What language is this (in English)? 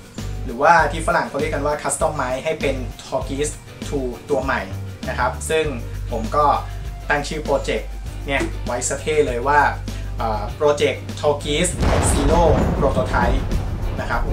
Thai